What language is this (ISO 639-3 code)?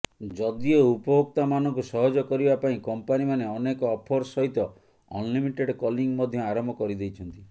ori